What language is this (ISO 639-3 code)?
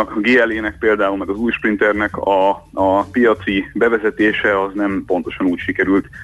hun